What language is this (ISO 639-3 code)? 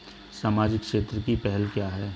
hin